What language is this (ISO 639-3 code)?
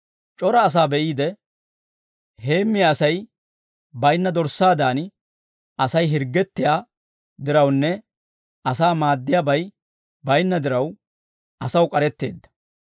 dwr